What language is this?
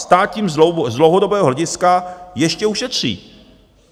Czech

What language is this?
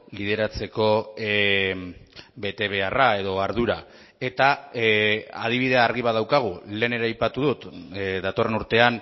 Basque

